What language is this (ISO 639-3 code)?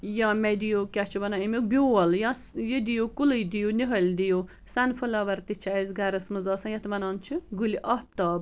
kas